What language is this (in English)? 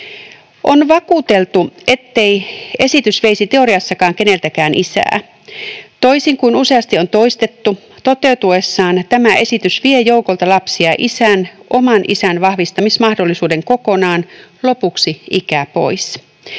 Finnish